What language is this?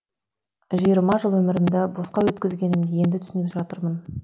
Kazakh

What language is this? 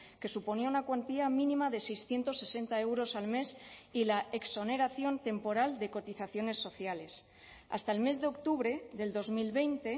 Spanish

